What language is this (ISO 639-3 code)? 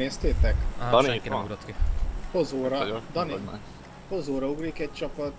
hun